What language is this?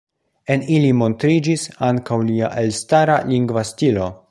Esperanto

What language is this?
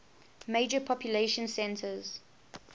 English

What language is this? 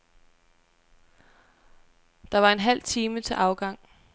Danish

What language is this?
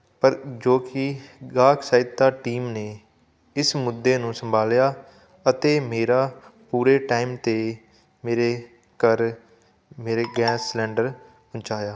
Punjabi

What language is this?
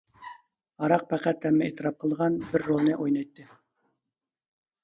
Uyghur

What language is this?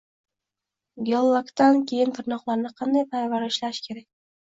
Uzbek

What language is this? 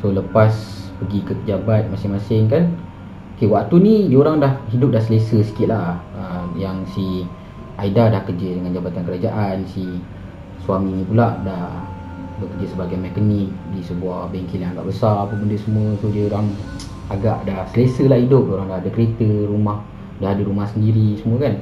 Malay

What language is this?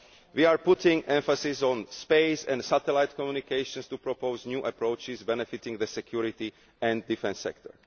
English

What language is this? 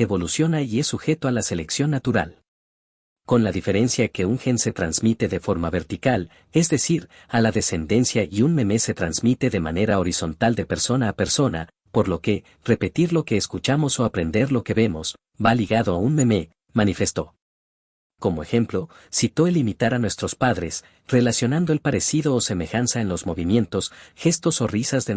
Spanish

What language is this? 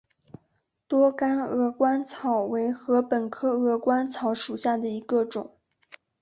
Chinese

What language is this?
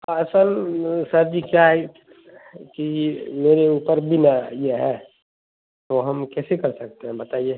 Urdu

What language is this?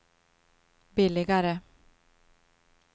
Swedish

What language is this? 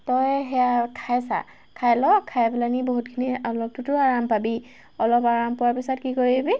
Assamese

